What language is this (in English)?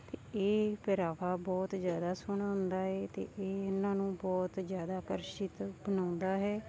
Punjabi